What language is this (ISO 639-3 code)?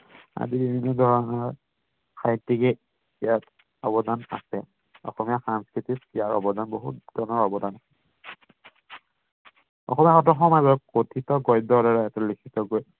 asm